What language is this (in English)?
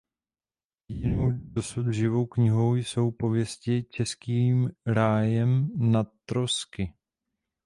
Czech